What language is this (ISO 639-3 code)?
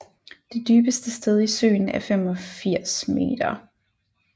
dan